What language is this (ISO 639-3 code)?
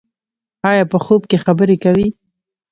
pus